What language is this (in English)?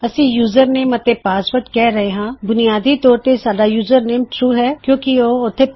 Punjabi